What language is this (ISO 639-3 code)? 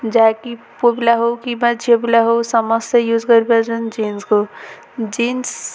ori